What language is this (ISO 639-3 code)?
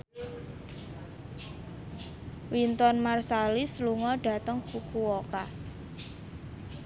jav